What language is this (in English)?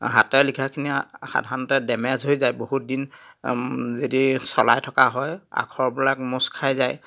Assamese